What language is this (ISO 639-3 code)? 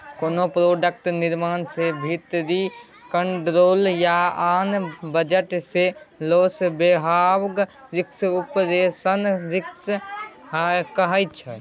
mai